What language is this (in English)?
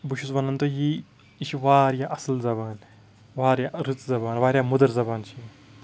Kashmiri